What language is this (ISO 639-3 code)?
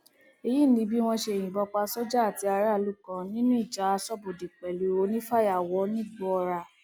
yor